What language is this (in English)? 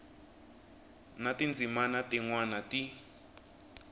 Tsonga